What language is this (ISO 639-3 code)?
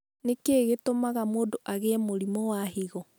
kik